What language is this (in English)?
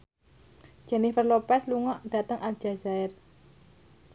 Javanese